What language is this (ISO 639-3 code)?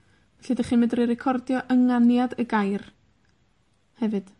cym